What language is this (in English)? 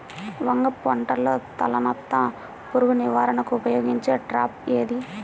Telugu